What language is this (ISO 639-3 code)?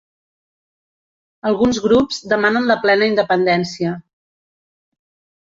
cat